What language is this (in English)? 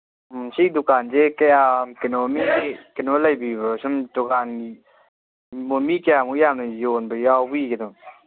Manipuri